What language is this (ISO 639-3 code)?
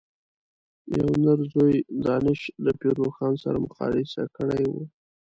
pus